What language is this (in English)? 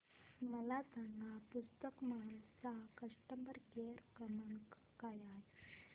Marathi